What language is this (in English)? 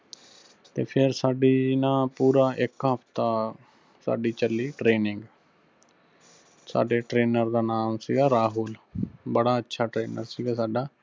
Punjabi